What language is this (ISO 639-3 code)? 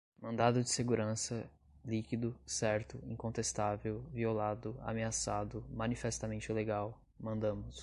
por